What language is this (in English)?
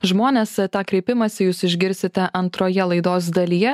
Lithuanian